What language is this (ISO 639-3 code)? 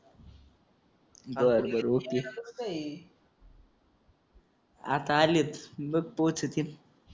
mar